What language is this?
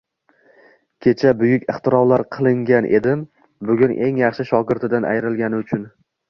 Uzbek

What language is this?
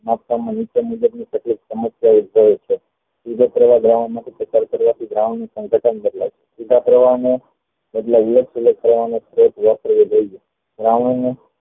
Gujarati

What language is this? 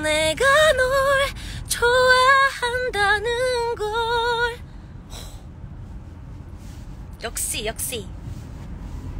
Korean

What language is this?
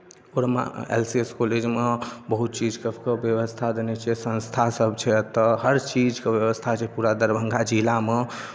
Maithili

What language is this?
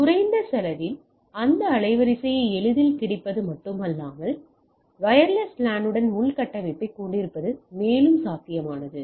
Tamil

